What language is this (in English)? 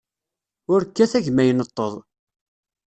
Kabyle